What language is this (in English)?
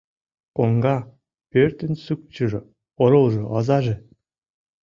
Mari